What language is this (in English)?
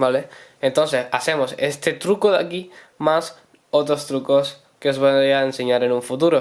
Spanish